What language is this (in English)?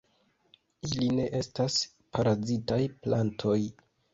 Esperanto